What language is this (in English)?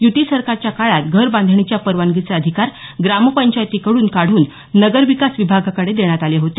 Marathi